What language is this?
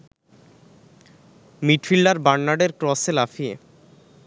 Bangla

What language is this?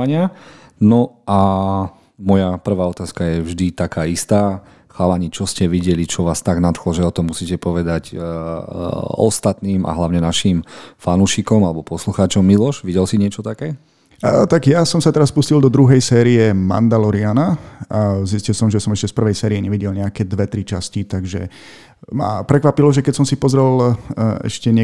Slovak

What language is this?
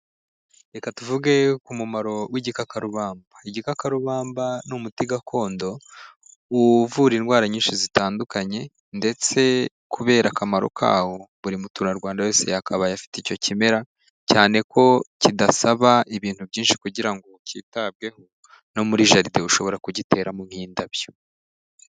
Kinyarwanda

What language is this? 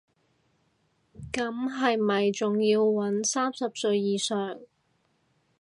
Cantonese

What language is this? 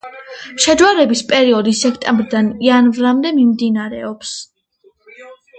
Georgian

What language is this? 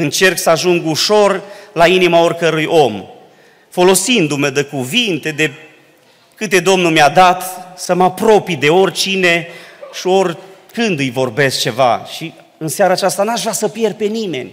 Romanian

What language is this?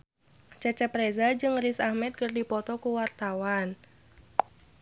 Sundanese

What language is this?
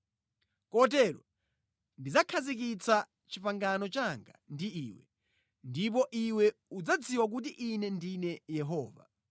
Nyanja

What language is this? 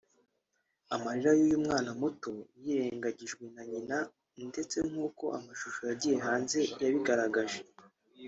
Kinyarwanda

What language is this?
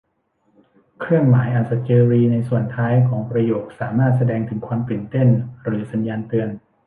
Thai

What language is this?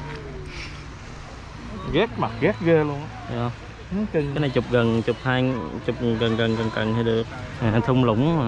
Vietnamese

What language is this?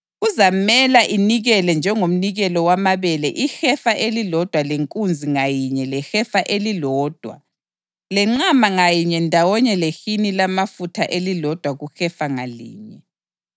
North Ndebele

